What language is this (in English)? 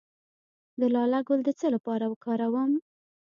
Pashto